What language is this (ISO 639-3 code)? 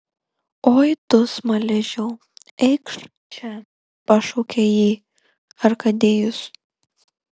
lit